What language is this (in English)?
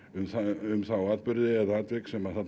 Icelandic